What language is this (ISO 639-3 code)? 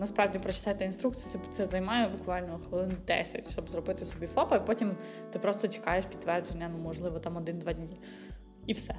ukr